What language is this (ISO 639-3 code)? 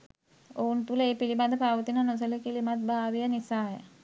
sin